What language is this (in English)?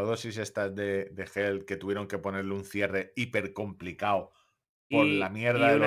Spanish